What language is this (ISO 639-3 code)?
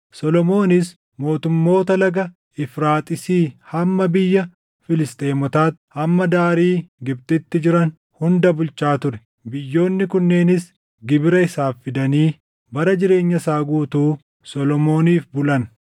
orm